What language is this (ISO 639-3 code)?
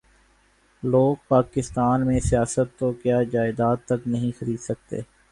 urd